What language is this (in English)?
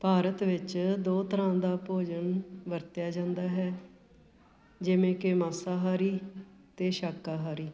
Punjabi